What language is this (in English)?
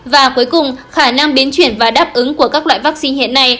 Vietnamese